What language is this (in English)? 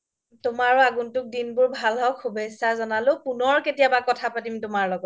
Assamese